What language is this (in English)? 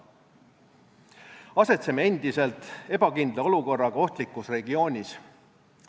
Estonian